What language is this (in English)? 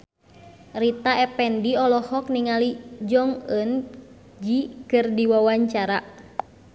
Sundanese